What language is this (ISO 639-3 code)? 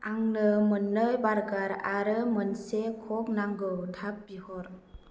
brx